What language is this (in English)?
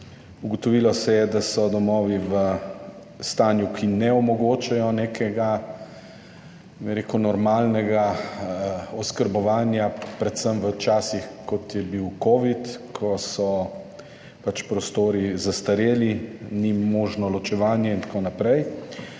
Slovenian